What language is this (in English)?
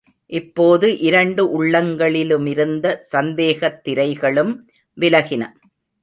Tamil